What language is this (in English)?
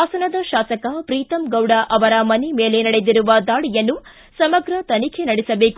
Kannada